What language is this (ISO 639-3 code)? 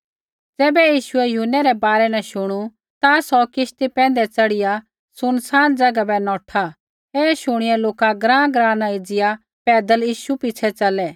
kfx